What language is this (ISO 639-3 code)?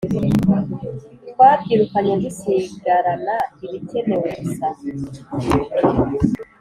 kin